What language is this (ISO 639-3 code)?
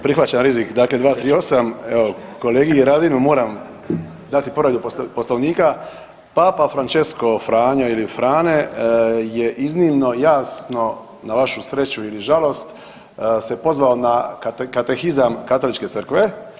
hrv